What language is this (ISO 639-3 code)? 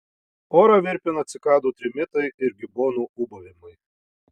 lit